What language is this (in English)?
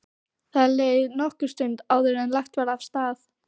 Icelandic